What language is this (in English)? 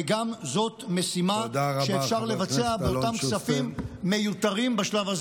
Hebrew